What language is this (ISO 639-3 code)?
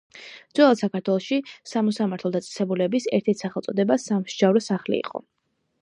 kat